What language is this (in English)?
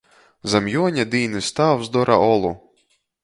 Latgalian